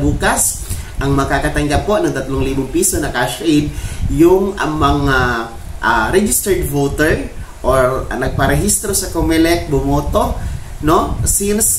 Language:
Filipino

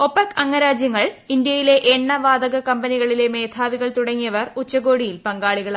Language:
Malayalam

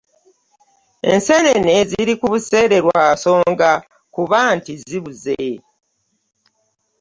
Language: Ganda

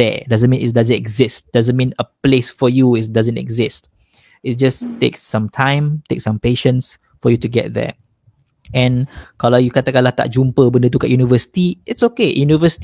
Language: Malay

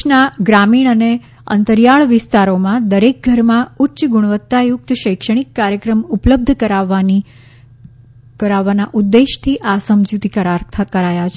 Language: Gujarati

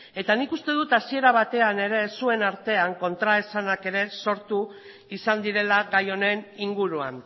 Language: Basque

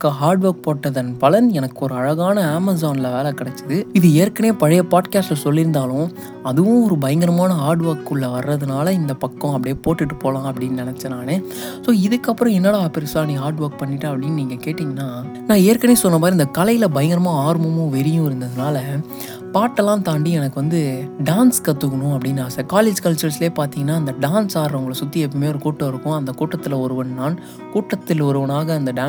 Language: Tamil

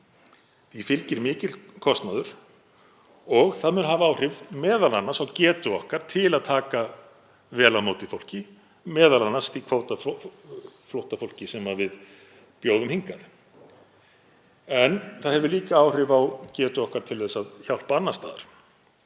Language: Icelandic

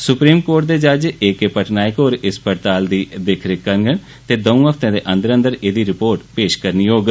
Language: Dogri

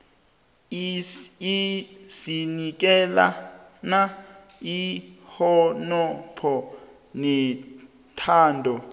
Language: South Ndebele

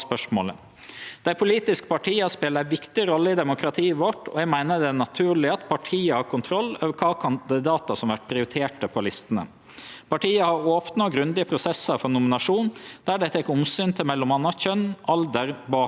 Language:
Norwegian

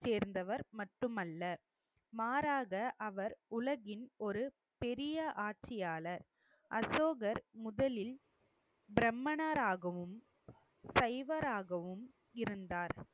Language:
Tamil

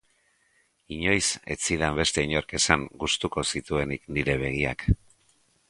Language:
Basque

